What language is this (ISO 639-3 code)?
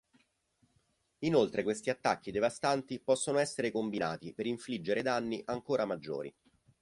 ita